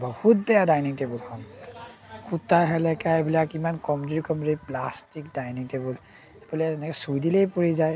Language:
Assamese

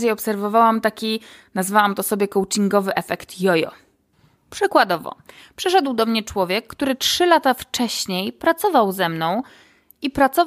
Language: Polish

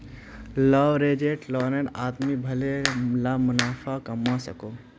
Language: Magahi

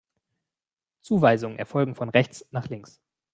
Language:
German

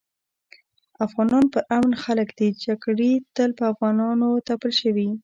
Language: Pashto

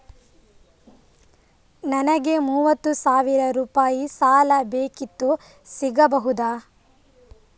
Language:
Kannada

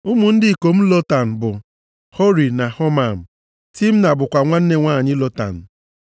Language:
Igbo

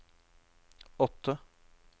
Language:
Norwegian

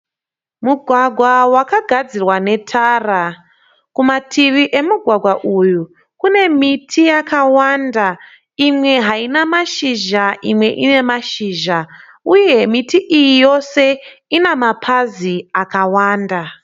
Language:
Shona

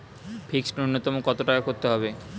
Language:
Bangla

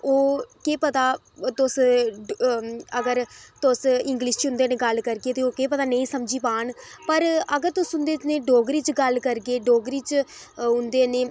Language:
Dogri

